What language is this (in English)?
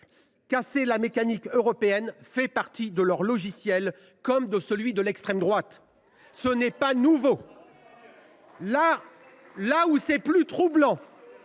French